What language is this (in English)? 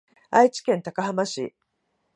Japanese